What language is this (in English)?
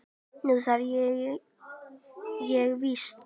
Icelandic